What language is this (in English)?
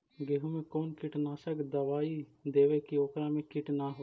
Magahi